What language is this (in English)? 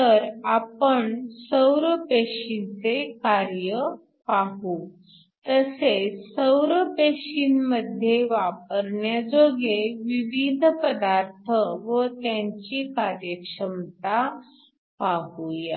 Marathi